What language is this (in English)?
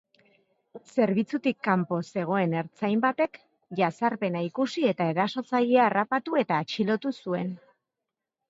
Basque